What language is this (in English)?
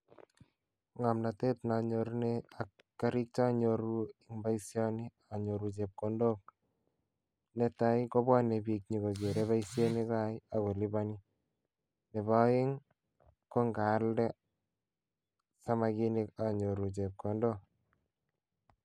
Kalenjin